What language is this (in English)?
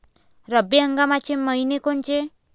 Marathi